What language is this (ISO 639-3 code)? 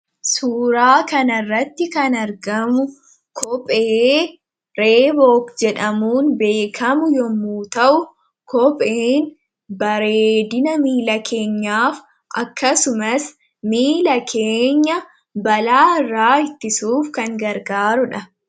orm